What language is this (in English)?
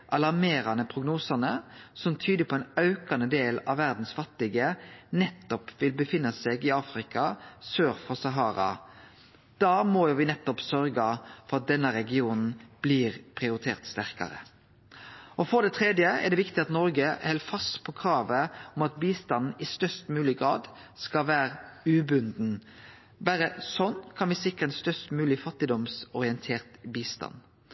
Norwegian Nynorsk